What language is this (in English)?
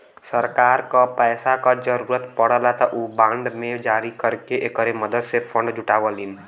Bhojpuri